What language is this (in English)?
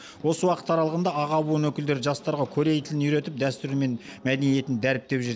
Kazakh